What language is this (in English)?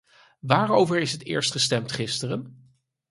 Dutch